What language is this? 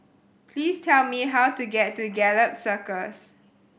English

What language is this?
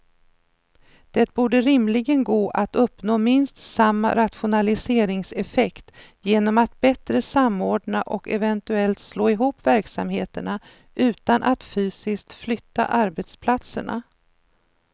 Swedish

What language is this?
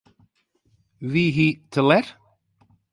Western Frisian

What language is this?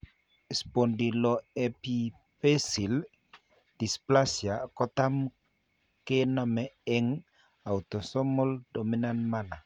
Kalenjin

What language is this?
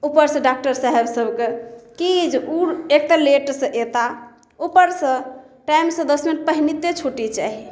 Maithili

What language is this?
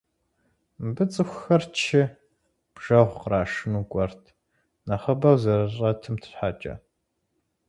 Kabardian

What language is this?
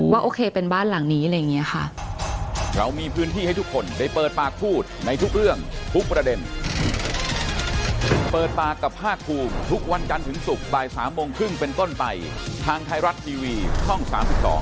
Thai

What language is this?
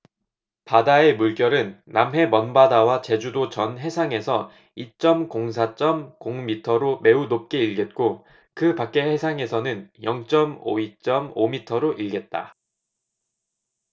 Korean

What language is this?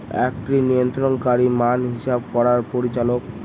Bangla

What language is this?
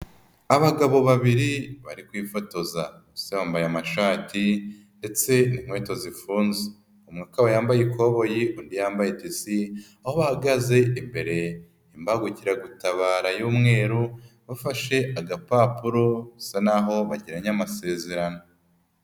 Kinyarwanda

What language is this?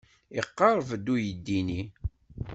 Kabyle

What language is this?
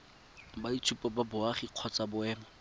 Tswana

